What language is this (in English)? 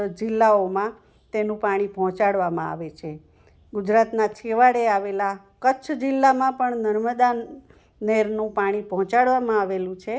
Gujarati